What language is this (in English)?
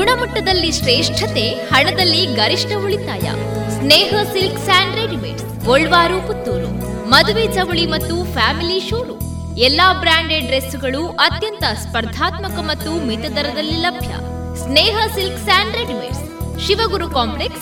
Kannada